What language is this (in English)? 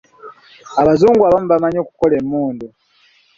Ganda